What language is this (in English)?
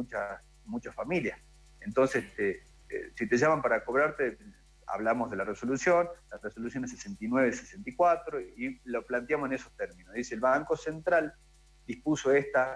Spanish